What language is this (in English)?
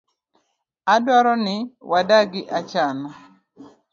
Luo (Kenya and Tanzania)